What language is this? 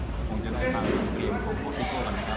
Thai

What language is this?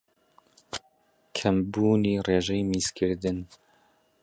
Central Kurdish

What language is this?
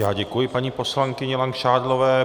Czech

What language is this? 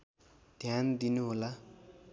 Nepali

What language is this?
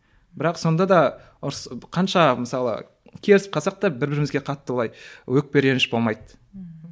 Kazakh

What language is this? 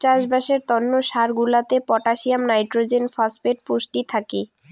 Bangla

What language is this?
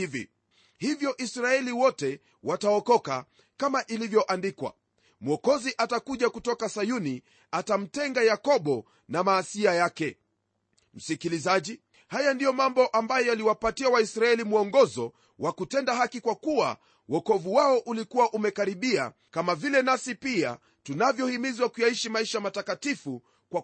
Swahili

